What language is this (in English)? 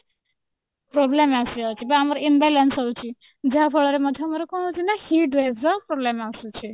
Odia